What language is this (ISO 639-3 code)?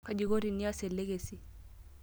mas